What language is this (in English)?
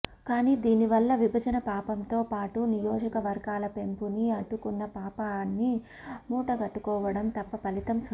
Telugu